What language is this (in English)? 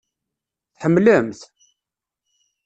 Kabyle